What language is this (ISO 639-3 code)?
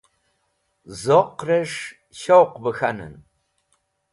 wbl